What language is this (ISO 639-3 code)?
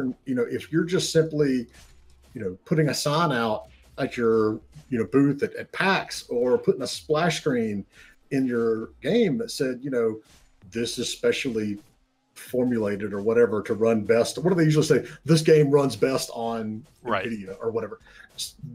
eng